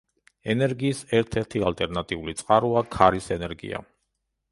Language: Georgian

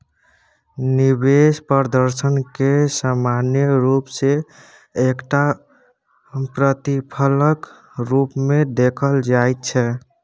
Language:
Maithili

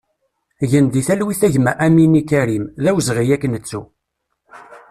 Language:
Kabyle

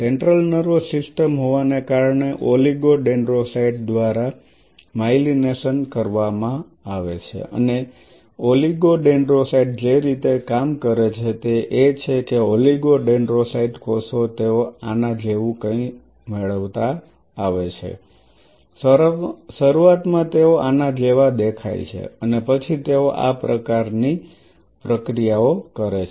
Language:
Gujarati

